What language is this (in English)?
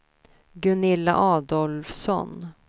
Swedish